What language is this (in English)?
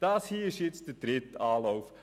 Swiss German